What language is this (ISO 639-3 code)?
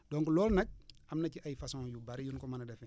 wol